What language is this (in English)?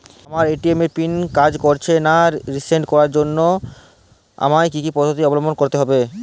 Bangla